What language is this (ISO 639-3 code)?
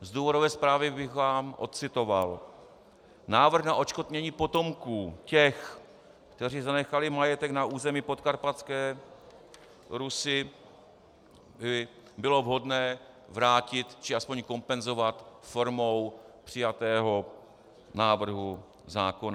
ces